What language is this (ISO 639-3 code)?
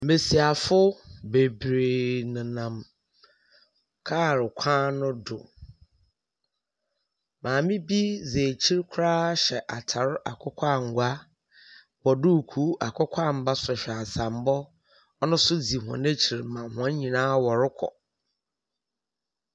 aka